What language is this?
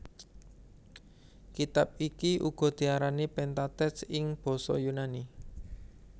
Javanese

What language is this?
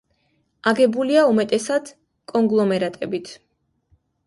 Georgian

